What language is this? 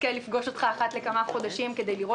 Hebrew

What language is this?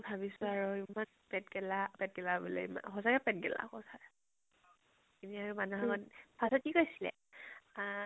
Assamese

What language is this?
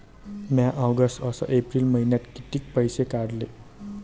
Marathi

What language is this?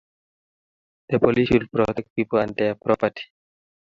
Kalenjin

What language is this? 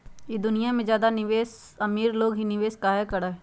Magahi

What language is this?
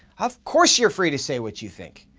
English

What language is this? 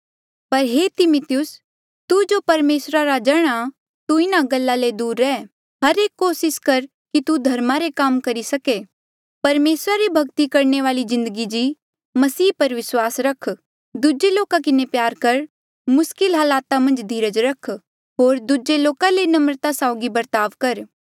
Mandeali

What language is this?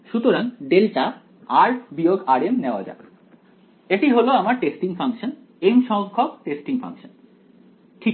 Bangla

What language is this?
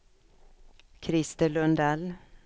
Swedish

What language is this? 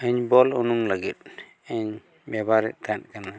Santali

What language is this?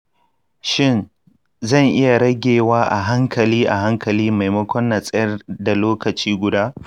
Hausa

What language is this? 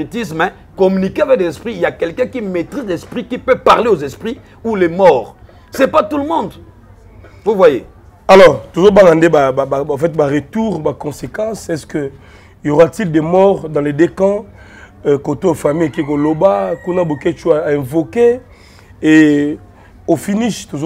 French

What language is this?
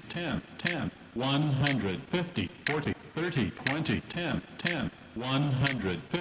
English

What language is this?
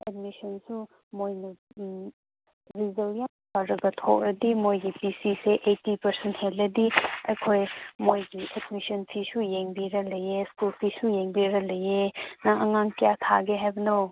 Manipuri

